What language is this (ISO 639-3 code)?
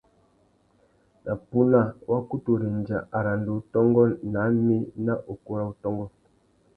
bag